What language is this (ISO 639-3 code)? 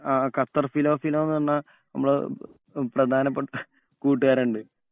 mal